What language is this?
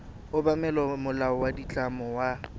Tswana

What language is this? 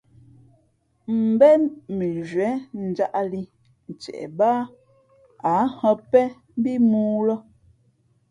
Fe'fe'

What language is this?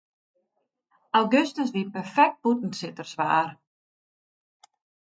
Western Frisian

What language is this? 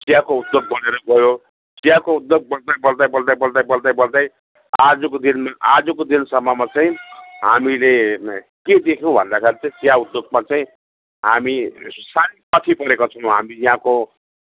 Nepali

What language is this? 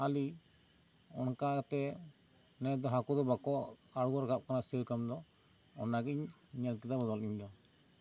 Santali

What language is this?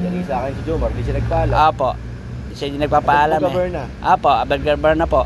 Filipino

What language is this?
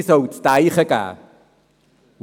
Swiss German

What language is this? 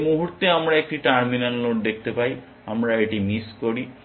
Bangla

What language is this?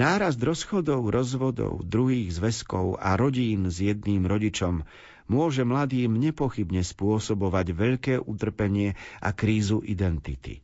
Slovak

